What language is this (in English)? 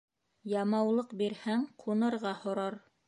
Bashkir